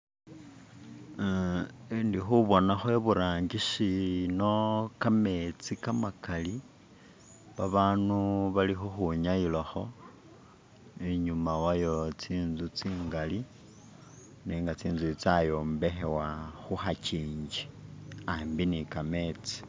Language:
Masaaba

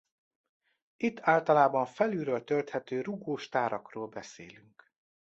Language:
Hungarian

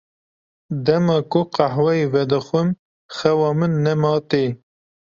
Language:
Kurdish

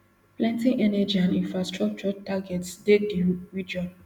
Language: Nigerian Pidgin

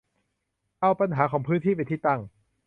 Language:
Thai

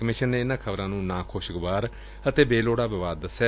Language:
Punjabi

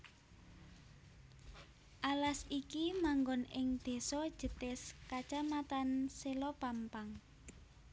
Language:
Javanese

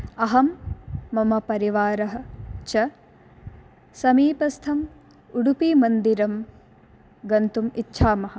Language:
Sanskrit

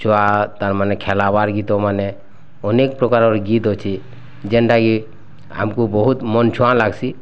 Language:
Odia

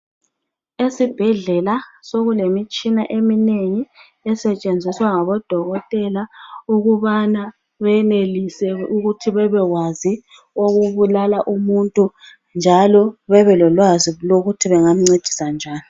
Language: North Ndebele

